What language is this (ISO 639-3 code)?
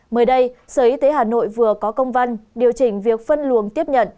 vie